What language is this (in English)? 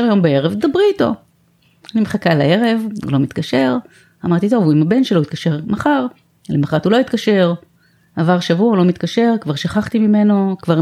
Hebrew